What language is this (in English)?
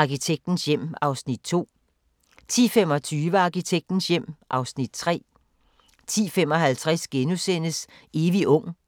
Danish